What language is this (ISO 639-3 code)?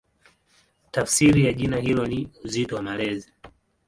swa